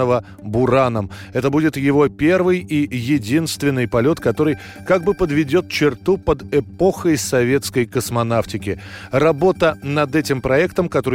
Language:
Russian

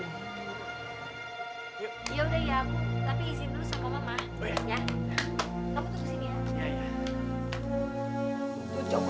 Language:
Indonesian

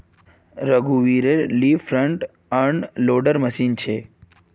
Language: Magahi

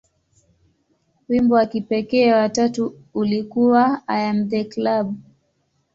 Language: Swahili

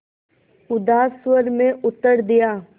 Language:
Hindi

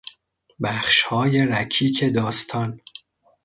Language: Persian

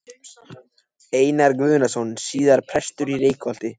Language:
Icelandic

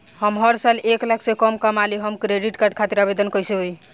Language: Bhojpuri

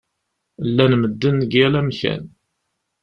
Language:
Kabyle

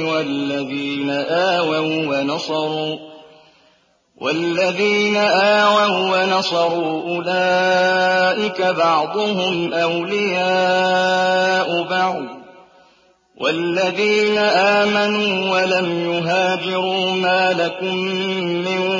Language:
Arabic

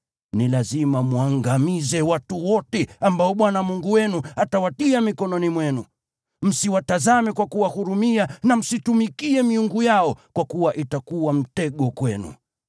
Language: Swahili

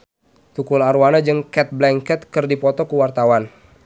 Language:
Sundanese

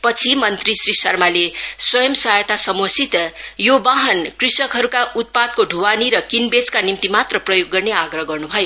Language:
Nepali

